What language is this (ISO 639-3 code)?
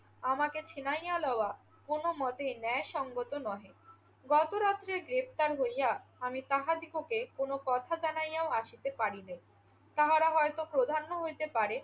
ben